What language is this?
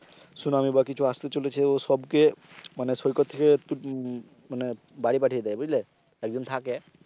Bangla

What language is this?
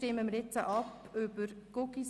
Swiss German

